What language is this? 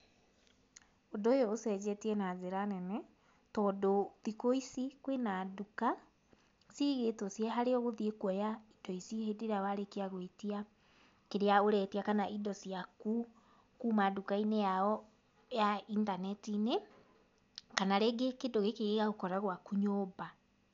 Kikuyu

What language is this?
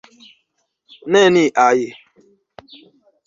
Esperanto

